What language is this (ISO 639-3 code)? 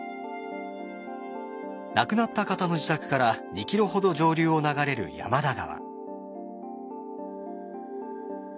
jpn